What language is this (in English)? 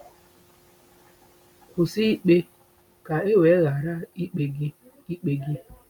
Igbo